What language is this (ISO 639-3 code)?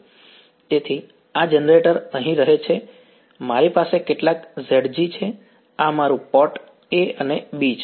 guj